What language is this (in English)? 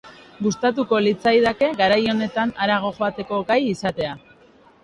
Basque